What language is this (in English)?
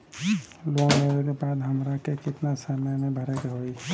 Bhojpuri